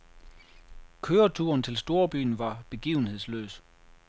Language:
Danish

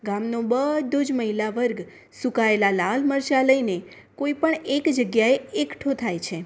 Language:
Gujarati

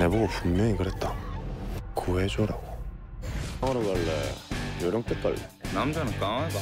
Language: Korean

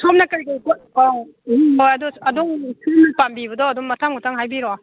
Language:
Manipuri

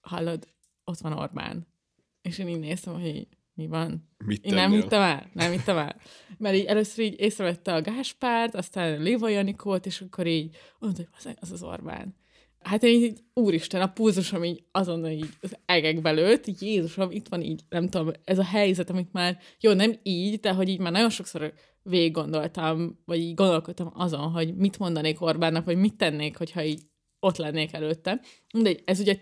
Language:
Hungarian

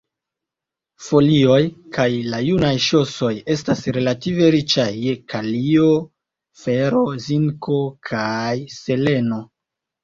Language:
Esperanto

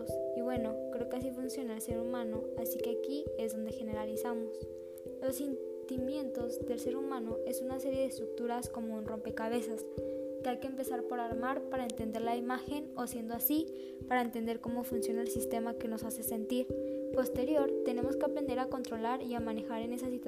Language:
Spanish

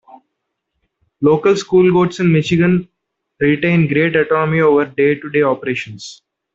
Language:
English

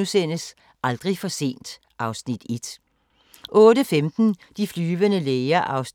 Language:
Danish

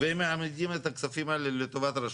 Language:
Hebrew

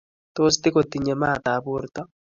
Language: Kalenjin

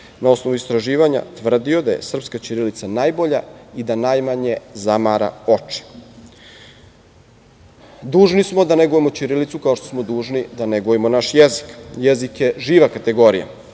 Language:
Serbian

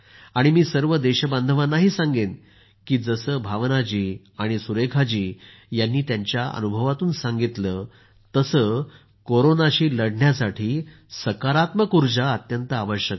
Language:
Marathi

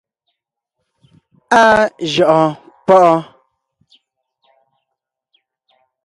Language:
Ngiemboon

